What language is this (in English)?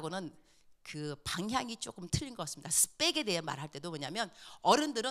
Korean